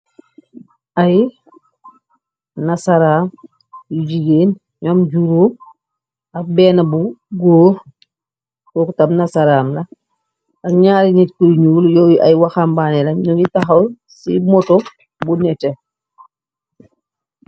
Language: Wolof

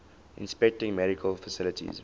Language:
English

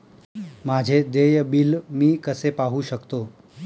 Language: Marathi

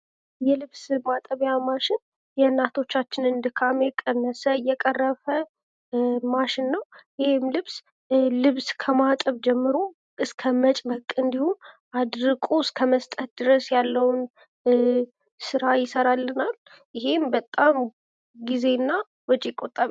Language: Amharic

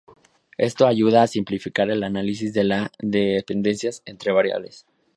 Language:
Spanish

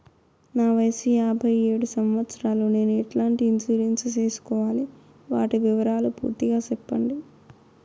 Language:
Telugu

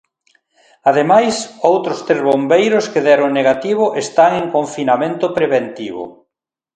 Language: Galician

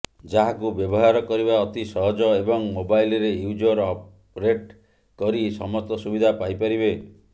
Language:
Odia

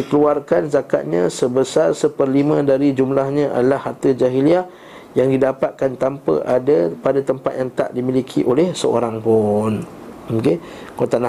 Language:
Malay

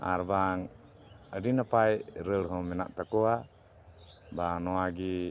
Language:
Santali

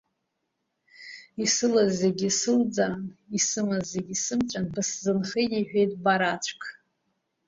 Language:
Abkhazian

